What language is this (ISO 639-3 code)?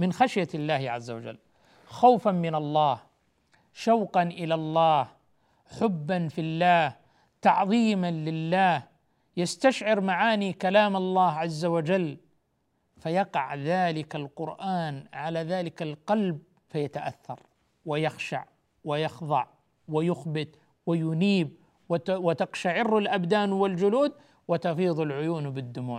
ara